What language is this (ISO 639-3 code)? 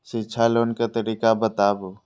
mai